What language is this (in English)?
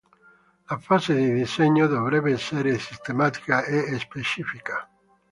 Italian